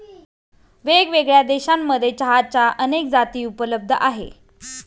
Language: Marathi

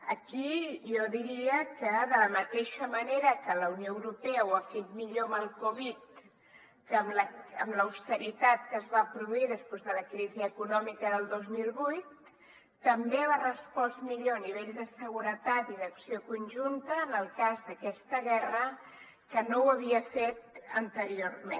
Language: Catalan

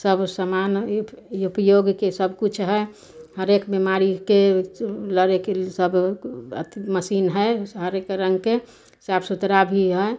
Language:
Maithili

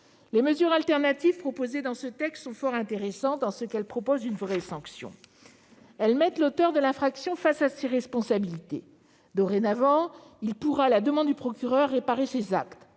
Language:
French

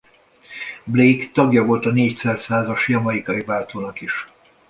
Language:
Hungarian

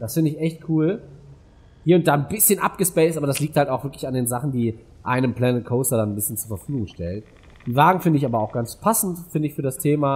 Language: German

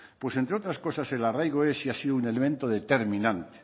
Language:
Spanish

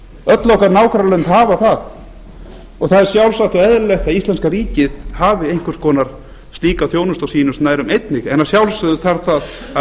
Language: Icelandic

